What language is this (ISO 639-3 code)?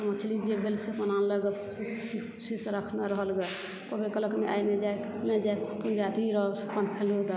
mai